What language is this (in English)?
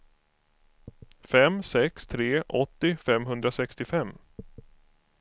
Swedish